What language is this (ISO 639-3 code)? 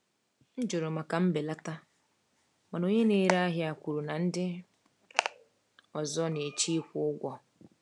ibo